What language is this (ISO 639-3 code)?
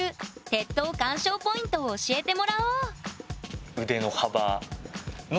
jpn